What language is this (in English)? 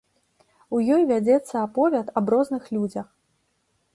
Belarusian